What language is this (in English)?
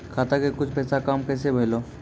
Maithili